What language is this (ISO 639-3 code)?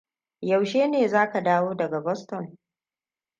hau